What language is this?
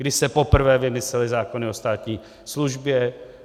Czech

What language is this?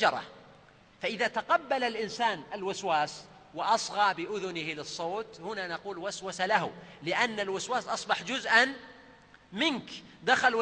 Arabic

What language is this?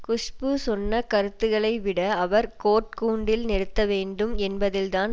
Tamil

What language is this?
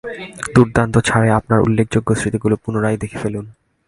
Bangla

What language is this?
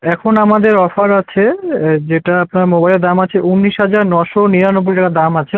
Bangla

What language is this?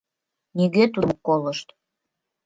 Mari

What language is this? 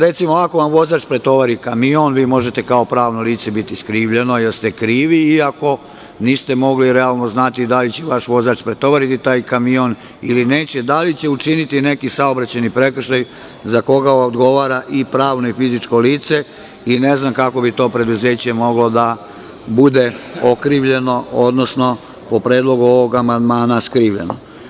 Serbian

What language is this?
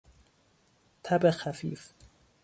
Persian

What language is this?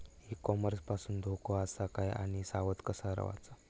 Marathi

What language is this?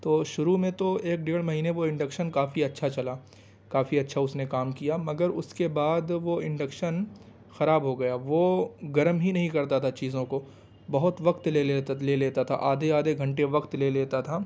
Urdu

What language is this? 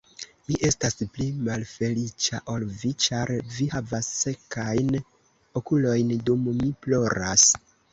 Esperanto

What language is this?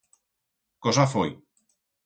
Aragonese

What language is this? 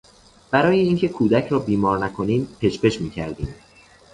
Persian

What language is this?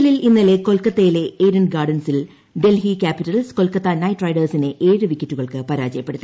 Malayalam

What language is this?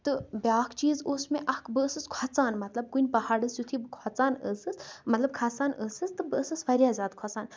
Kashmiri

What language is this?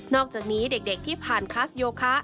Thai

